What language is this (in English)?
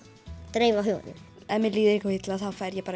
Icelandic